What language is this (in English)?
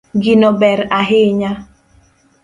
Luo (Kenya and Tanzania)